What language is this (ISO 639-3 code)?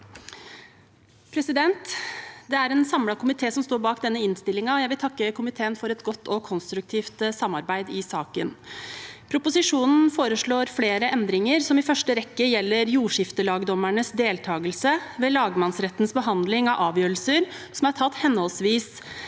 nor